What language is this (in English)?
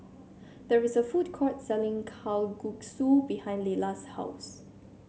English